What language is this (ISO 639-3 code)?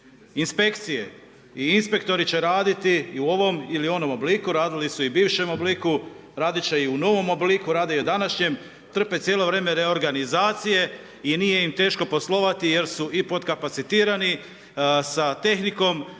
hrv